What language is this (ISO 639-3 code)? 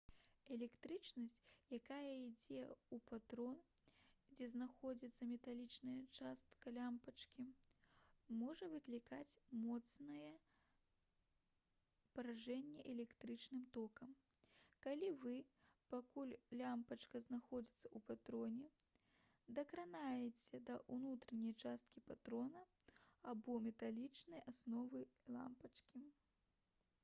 bel